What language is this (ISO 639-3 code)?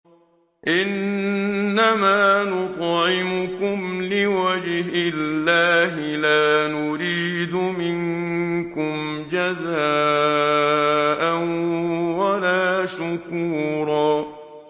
ara